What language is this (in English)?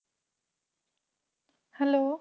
Punjabi